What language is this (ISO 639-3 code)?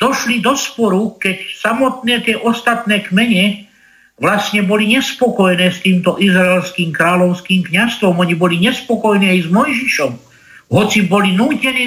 slk